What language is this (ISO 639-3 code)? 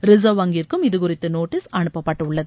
tam